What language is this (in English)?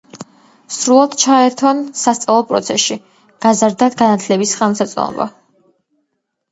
Georgian